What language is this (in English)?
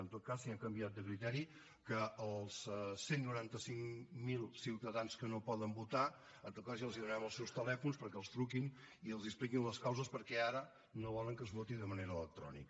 Catalan